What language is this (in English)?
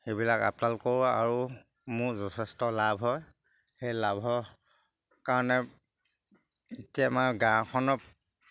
Assamese